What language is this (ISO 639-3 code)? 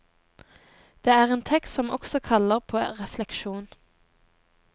nor